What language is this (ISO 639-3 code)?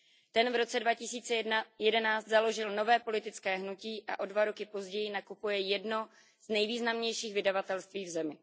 ces